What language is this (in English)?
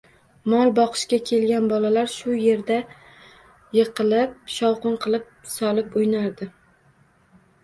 Uzbek